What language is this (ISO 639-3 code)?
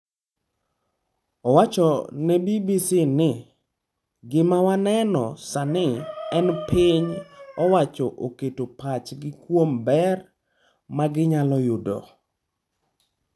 luo